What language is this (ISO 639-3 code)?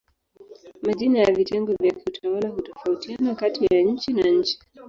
swa